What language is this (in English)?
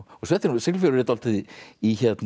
Icelandic